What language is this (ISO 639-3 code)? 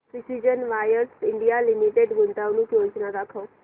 mar